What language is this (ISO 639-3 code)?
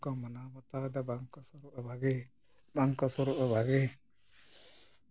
sat